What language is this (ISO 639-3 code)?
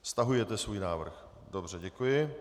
ces